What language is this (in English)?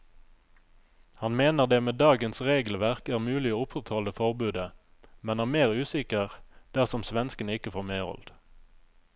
Norwegian